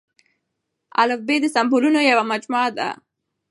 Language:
Pashto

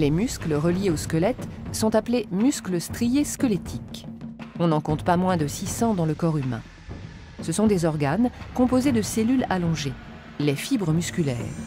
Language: French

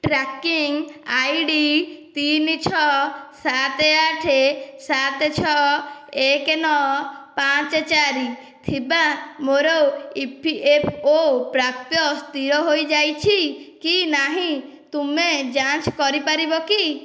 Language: Odia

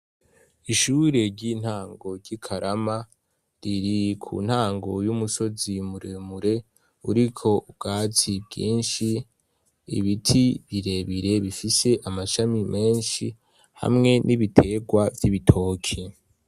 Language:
Rundi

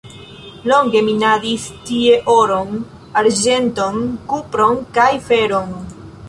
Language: Esperanto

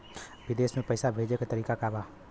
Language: Bhojpuri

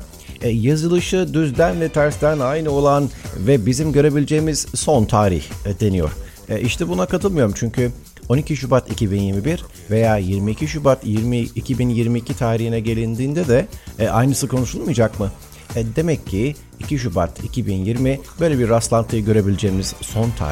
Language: Turkish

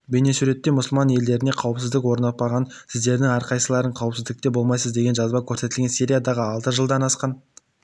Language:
Kazakh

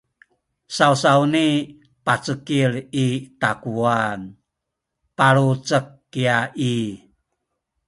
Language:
Sakizaya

